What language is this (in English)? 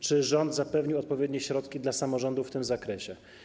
Polish